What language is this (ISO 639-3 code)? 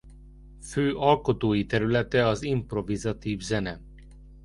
hun